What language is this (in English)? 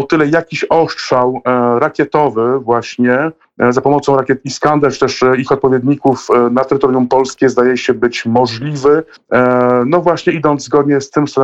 Polish